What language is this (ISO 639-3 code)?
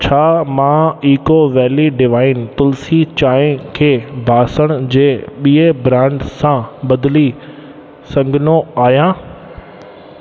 snd